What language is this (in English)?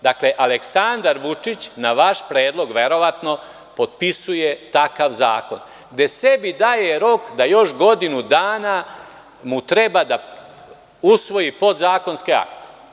Serbian